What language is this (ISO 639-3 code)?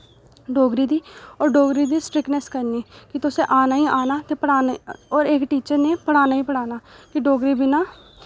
doi